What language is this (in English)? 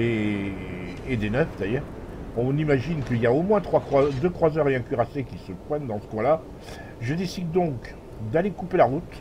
French